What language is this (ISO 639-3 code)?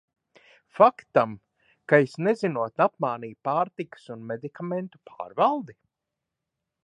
lav